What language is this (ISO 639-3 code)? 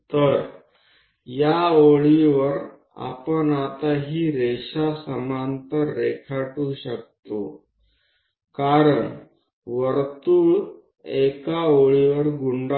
guj